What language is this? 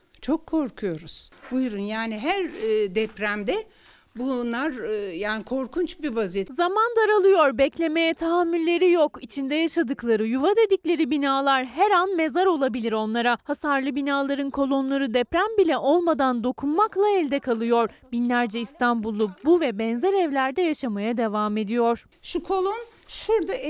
Turkish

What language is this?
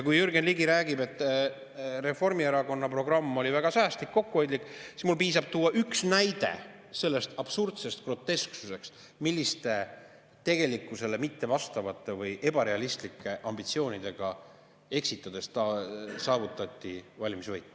Estonian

